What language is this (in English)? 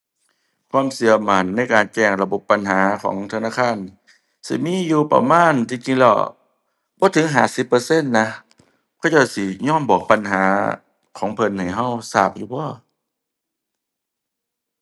Thai